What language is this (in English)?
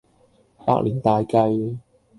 Cantonese